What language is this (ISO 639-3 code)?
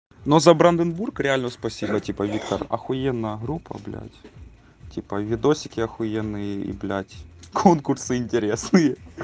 rus